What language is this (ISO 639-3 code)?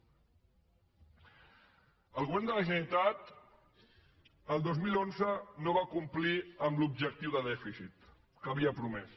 cat